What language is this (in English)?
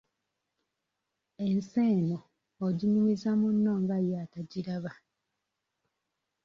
Ganda